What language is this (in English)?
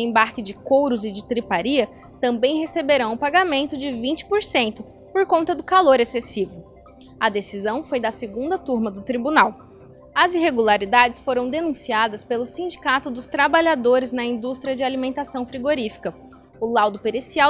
Portuguese